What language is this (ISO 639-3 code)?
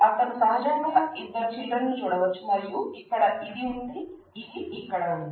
tel